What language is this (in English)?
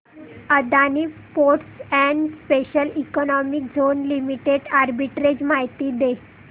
Marathi